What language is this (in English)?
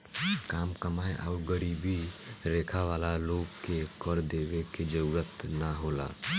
Bhojpuri